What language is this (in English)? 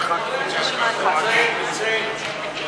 Hebrew